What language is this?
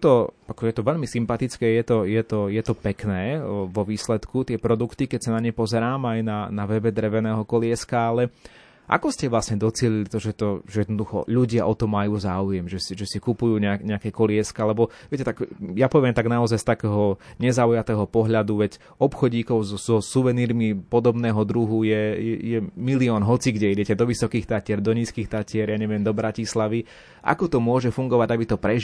Slovak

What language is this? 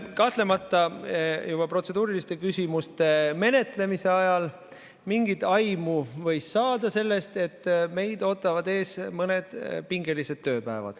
Estonian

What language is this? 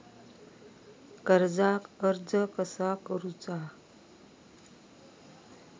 Marathi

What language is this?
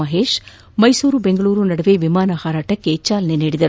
Kannada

